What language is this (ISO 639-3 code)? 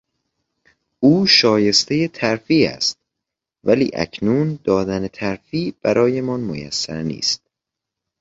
fas